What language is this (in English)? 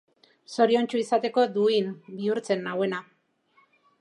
Basque